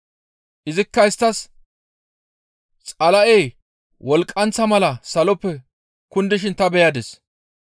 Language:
Gamo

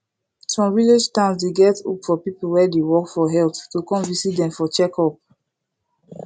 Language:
Nigerian Pidgin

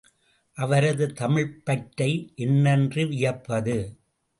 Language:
Tamil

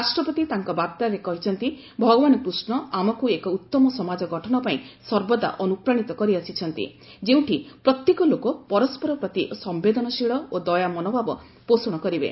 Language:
Odia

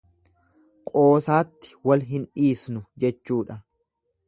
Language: Oromo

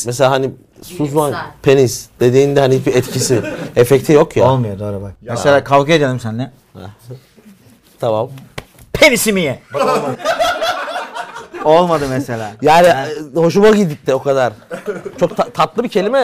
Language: Turkish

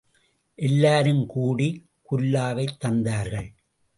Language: Tamil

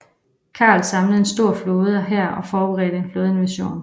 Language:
Danish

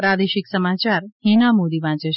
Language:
Gujarati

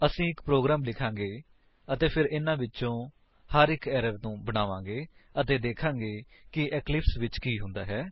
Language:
Punjabi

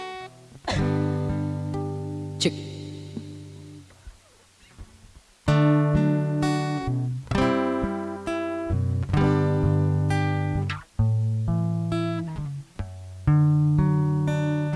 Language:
Indonesian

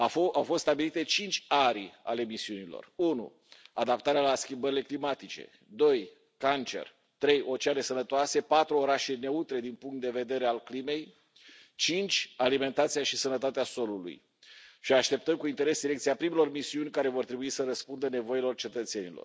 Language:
Romanian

